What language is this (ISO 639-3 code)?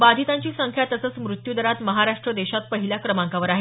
mar